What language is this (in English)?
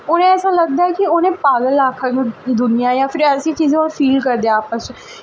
Dogri